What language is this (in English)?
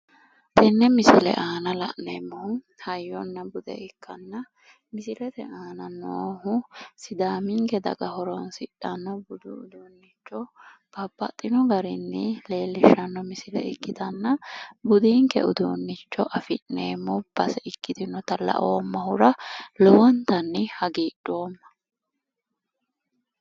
Sidamo